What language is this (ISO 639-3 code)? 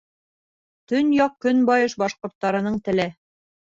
bak